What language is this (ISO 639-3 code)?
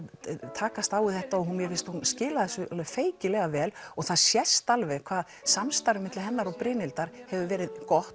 isl